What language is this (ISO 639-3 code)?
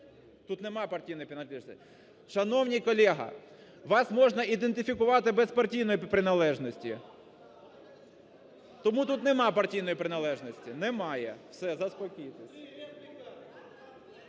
ukr